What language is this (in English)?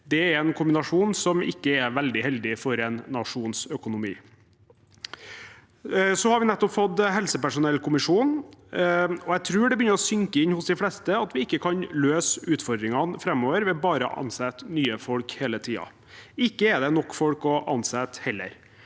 Norwegian